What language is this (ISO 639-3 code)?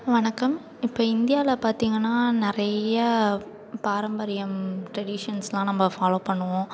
tam